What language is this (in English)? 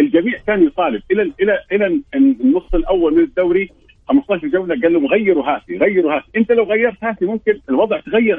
Arabic